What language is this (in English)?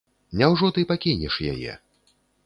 Belarusian